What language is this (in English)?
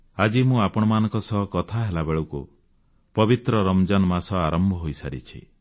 Odia